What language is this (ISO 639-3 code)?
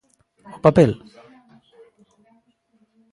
glg